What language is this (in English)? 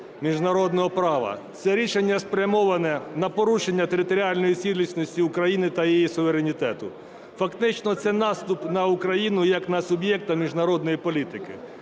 Ukrainian